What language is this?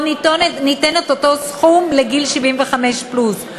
Hebrew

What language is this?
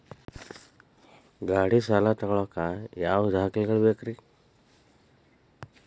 Kannada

